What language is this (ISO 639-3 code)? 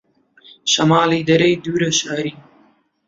ckb